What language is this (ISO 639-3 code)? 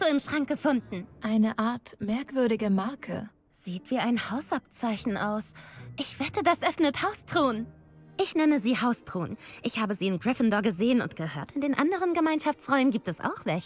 deu